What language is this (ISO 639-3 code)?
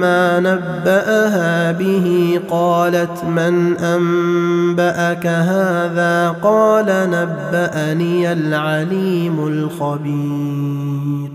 ara